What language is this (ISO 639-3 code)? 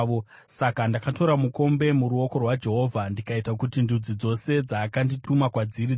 sna